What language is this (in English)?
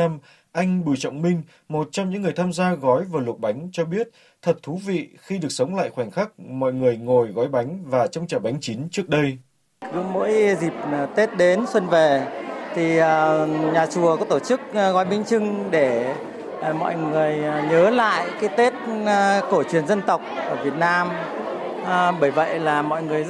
Vietnamese